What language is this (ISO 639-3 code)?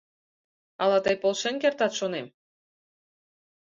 chm